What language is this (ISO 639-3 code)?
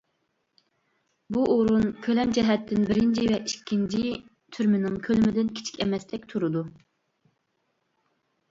uig